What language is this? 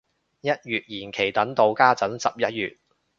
Cantonese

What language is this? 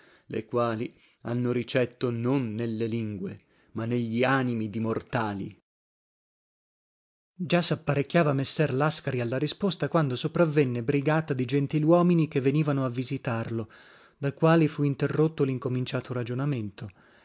Italian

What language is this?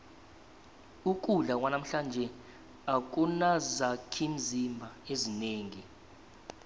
South Ndebele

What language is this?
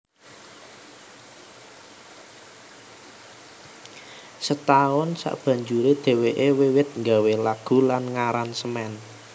Javanese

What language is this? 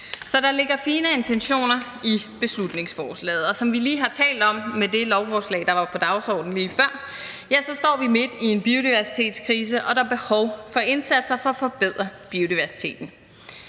Danish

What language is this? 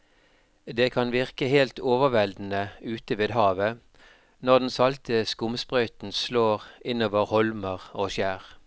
Norwegian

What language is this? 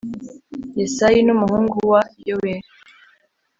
Kinyarwanda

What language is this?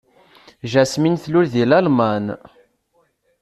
Kabyle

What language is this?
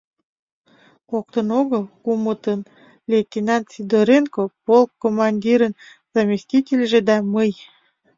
Mari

